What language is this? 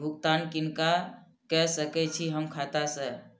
Maithili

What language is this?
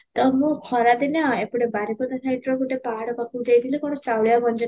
Odia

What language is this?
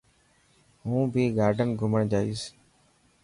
Dhatki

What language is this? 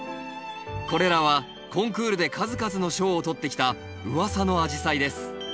Japanese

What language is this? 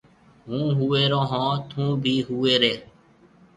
Marwari (Pakistan)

